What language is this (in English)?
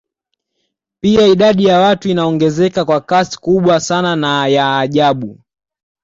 Swahili